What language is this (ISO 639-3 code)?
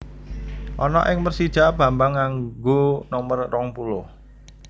jav